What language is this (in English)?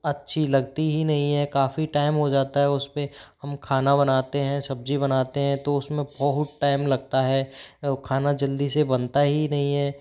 Hindi